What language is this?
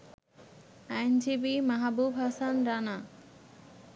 Bangla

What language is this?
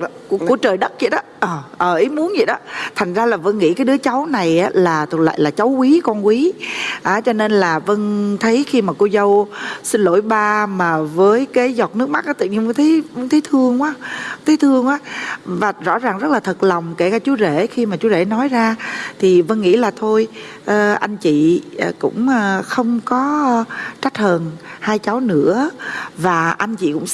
Vietnamese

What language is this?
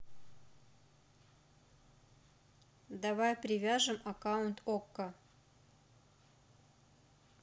Russian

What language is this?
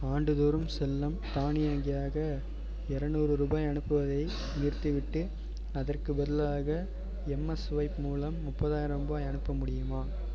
Tamil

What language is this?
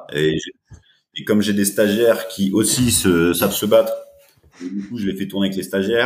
French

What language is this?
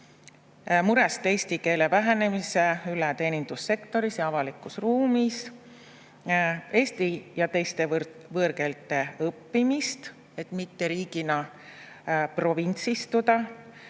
Estonian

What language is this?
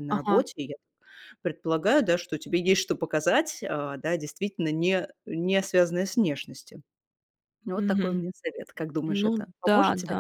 Russian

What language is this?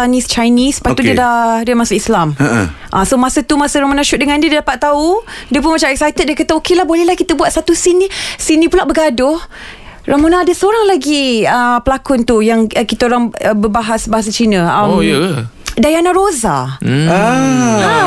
Malay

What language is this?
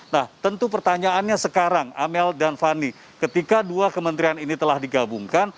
Indonesian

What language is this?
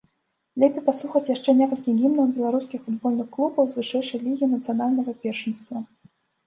Belarusian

